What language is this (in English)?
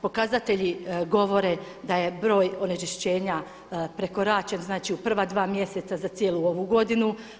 Croatian